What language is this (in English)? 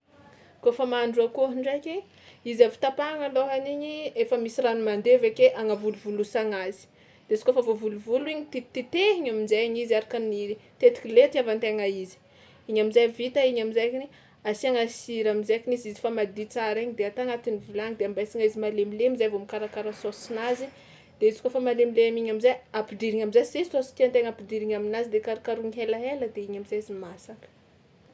Tsimihety Malagasy